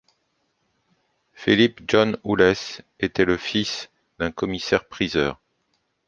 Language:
French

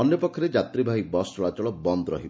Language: Odia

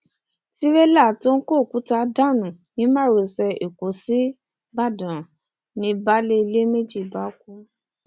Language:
Yoruba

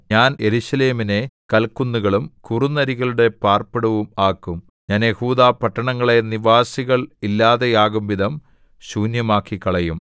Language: Malayalam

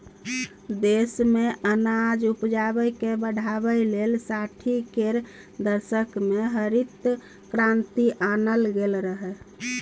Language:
Maithili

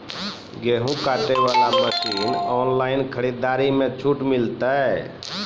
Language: Maithili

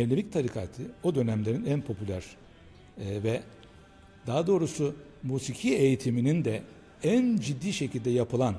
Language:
Turkish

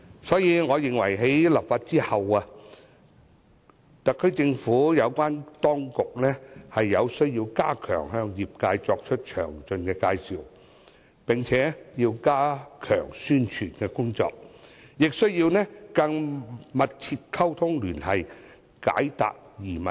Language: Cantonese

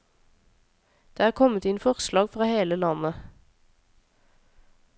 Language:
Norwegian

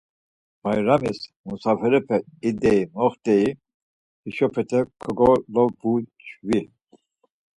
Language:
Laz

